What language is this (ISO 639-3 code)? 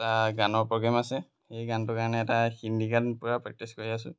asm